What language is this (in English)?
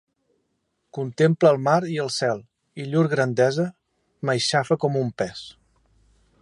Catalan